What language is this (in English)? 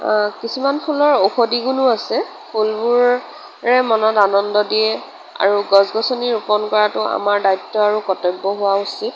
Assamese